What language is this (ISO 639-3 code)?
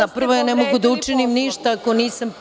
srp